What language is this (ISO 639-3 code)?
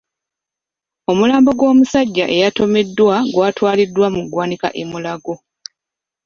lug